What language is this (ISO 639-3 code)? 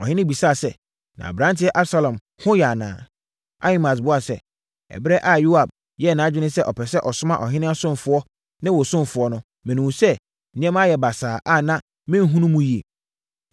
aka